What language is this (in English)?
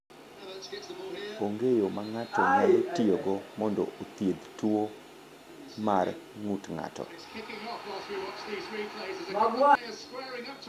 Luo (Kenya and Tanzania)